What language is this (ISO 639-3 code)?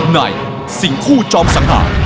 tha